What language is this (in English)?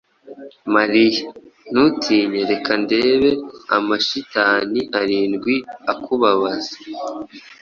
Kinyarwanda